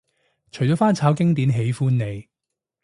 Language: Cantonese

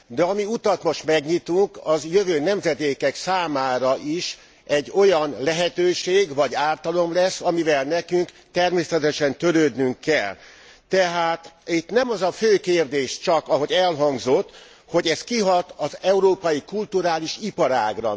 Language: Hungarian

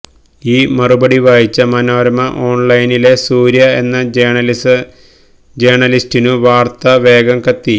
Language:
Malayalam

